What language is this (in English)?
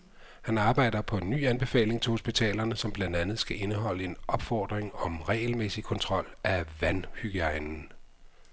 Danish